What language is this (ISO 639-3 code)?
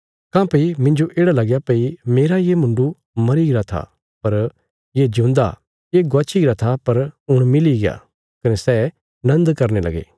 kfs